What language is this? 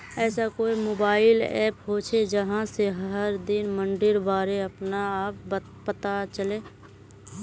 Magahi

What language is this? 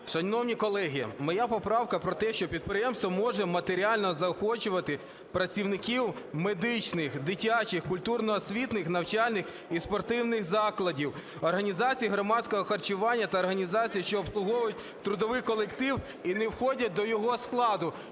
Ukrainian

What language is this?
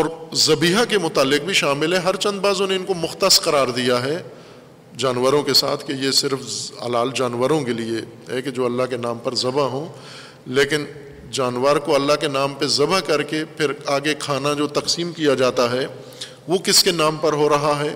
Urdu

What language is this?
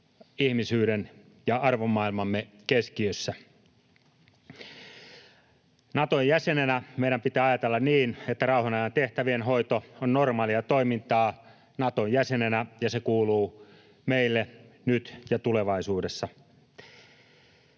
Finnish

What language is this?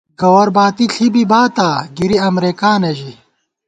Gawar-Bati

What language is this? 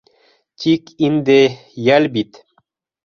Bashkir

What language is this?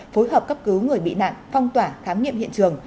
Vietnamese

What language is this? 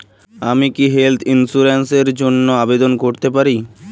Bangla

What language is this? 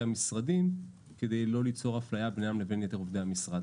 Hebrew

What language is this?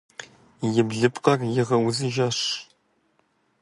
Kabardian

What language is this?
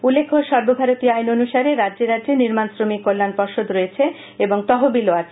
Bangla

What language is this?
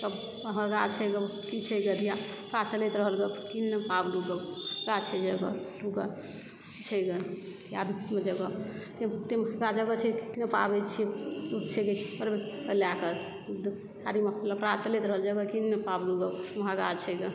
Maithili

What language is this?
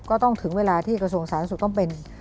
Thai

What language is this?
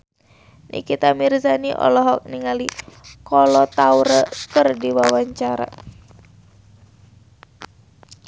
Sundanese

